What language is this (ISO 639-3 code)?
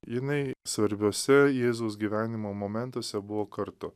lit